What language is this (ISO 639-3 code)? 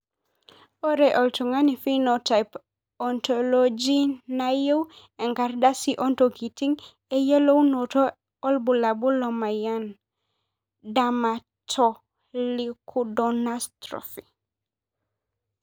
mas